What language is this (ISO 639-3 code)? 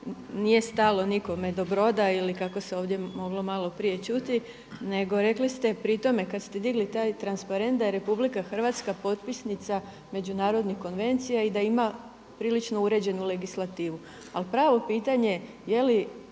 hrv